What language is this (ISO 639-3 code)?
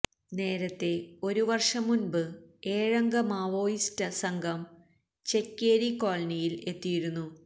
mal